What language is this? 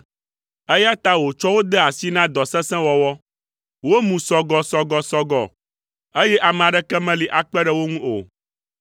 Ewe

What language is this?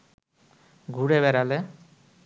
Bangla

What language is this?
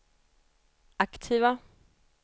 Swedish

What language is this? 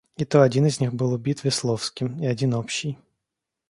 Russian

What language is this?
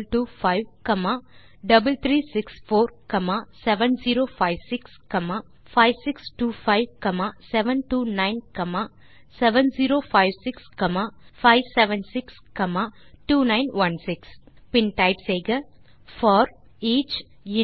Tamil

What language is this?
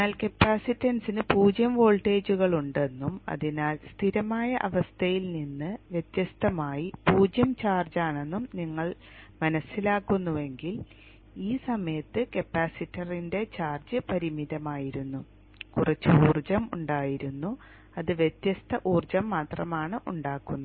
Malayalam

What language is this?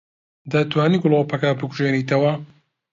Central Kurdish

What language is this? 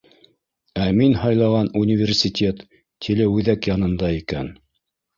Bashkir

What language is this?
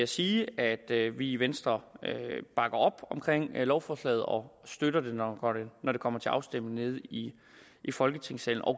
Danish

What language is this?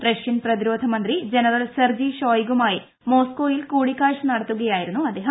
Malayalam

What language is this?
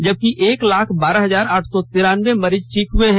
Hindi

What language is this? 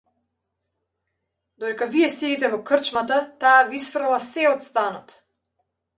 Macedonian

